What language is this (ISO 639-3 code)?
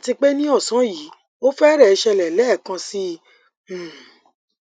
yor